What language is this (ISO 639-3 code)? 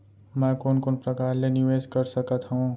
hne